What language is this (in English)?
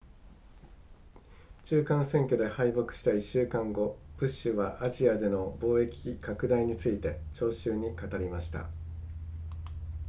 Japanese